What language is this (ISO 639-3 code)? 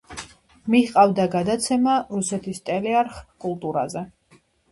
kat